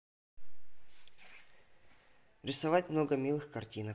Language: Russian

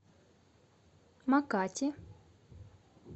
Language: Russian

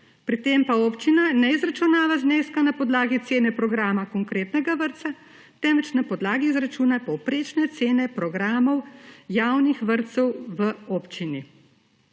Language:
Slovenian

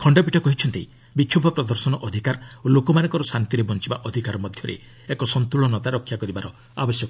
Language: Odia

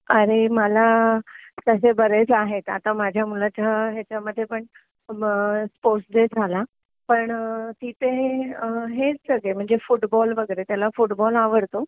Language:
Marathi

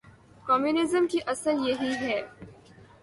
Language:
Urdu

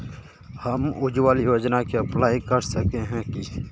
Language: Magahi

